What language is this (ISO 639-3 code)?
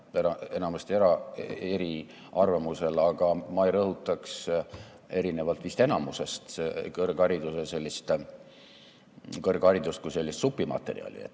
est